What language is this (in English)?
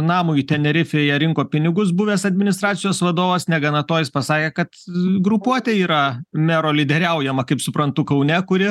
Lithuanian